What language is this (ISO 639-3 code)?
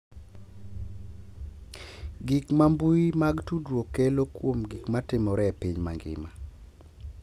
luo